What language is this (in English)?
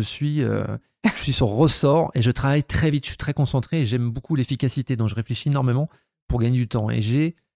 French